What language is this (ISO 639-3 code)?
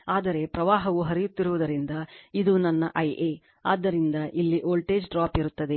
kan